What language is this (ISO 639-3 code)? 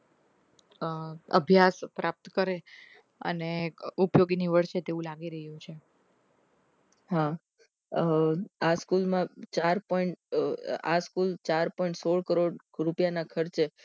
guj